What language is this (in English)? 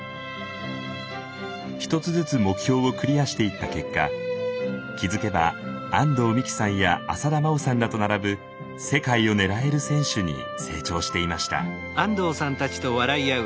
Japanese